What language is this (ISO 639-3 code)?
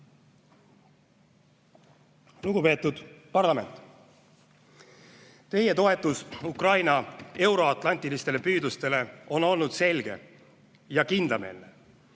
est